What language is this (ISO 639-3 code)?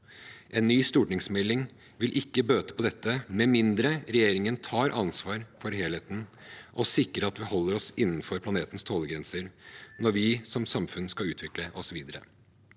nor